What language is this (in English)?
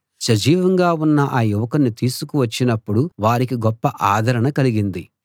Telugu